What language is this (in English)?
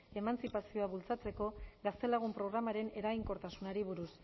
Basque